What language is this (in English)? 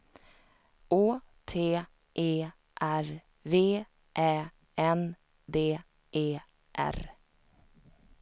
Swedish